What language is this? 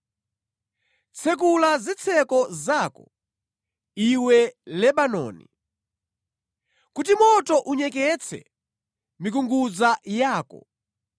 Nyanja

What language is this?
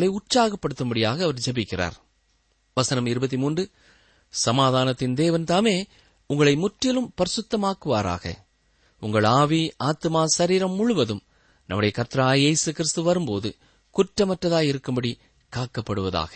Tamil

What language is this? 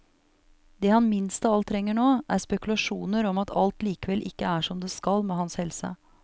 Norwegian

